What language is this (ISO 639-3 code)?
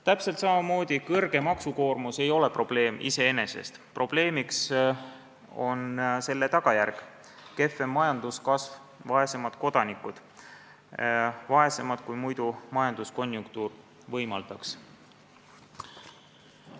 est